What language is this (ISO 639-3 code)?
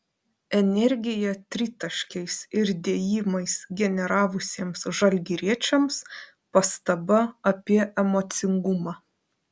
lit